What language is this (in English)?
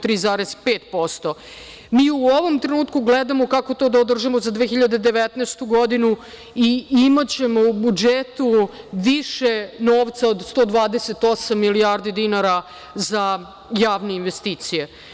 Serbian